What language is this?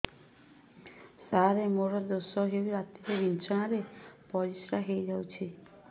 Odia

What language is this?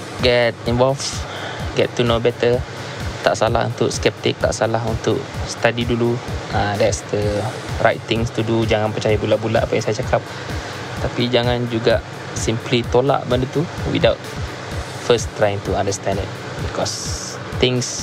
Malay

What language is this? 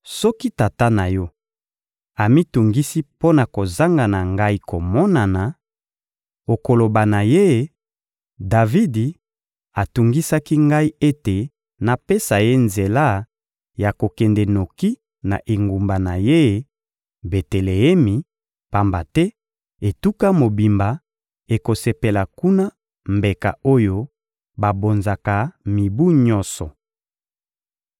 Lingala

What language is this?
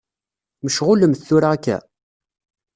Kabyle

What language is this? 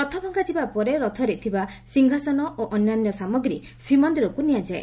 Odia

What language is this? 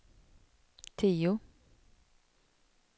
Swedish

